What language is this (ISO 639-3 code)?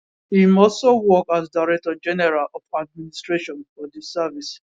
pcm